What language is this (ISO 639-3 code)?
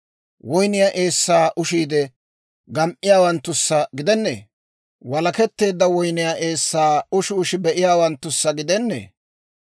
dwr